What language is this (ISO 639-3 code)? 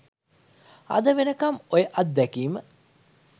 sin